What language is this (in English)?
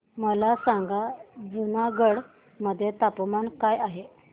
Marathi